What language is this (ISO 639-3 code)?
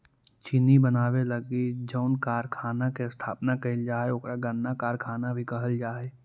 mag